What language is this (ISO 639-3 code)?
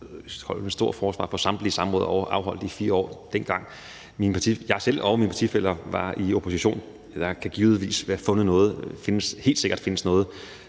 dan